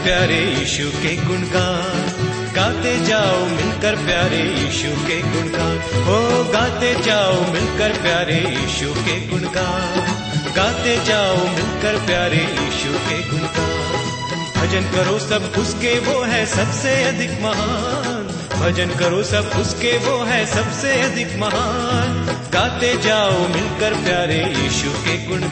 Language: Hindi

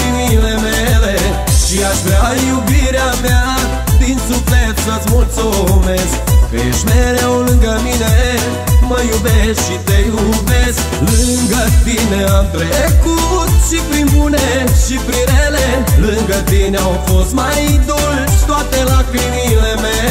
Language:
Romanian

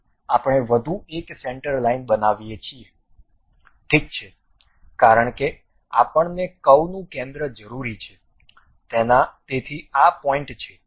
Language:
Gujarati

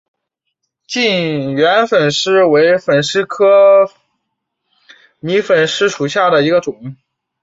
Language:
Chinese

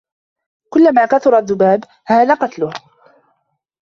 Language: Arabic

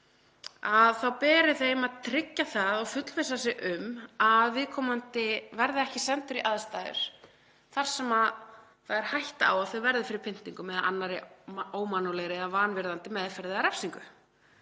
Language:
Icelandic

